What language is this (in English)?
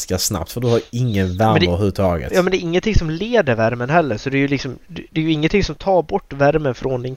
Swedish